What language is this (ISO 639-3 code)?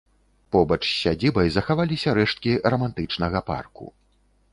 bel